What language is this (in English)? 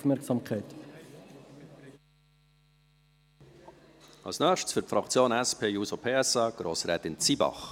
Swiss German